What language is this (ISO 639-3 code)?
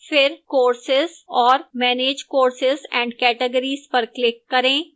hin